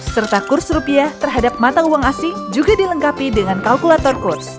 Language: Indonesian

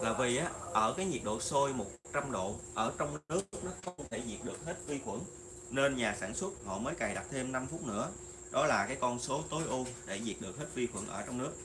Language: Vietnamese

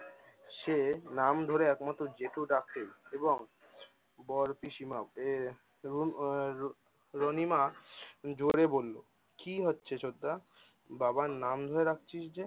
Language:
Bangla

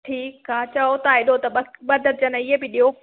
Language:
Sindhi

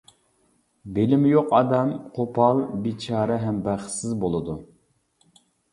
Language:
Uyghur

